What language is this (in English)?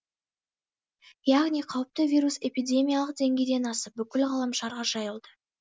Kazakh